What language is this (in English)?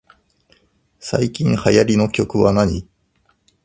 Japanese